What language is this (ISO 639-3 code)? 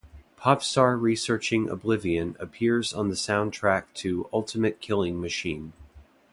eng